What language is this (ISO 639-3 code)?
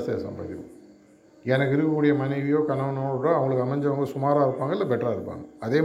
tam